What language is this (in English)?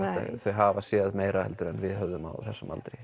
Icelandic